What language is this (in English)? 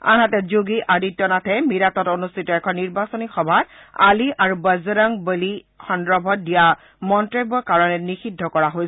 Assamese